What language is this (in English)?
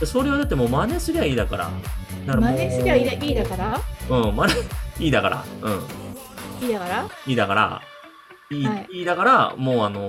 Japanese